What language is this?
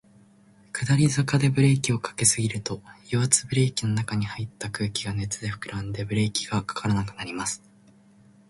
Japanese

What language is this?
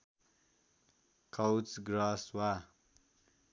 Nepali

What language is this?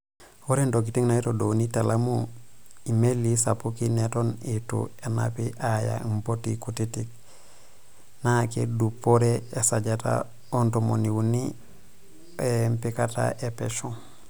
Masai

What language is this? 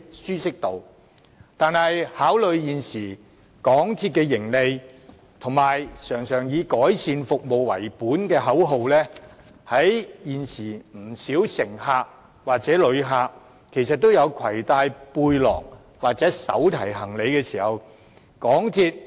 Cantonese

